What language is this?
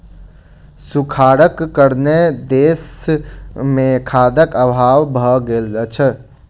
Maithili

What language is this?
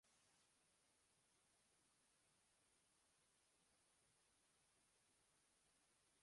Uzbek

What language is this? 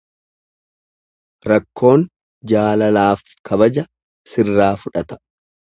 Oromo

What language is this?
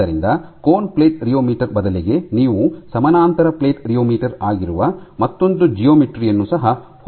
Kannada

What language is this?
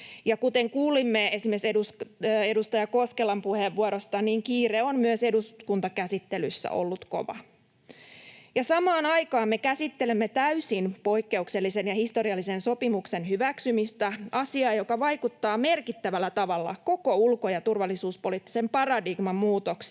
Finnish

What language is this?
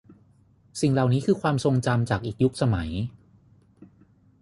Thai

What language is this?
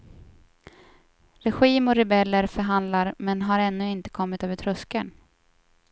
Swedish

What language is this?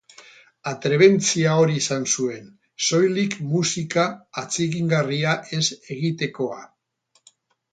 Basque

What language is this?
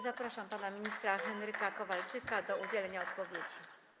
Polish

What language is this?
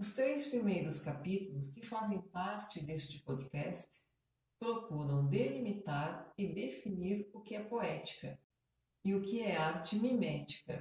Portuguese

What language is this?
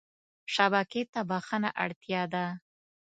Pashto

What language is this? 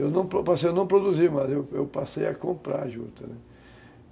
Portuguese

